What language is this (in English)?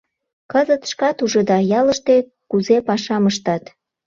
Mari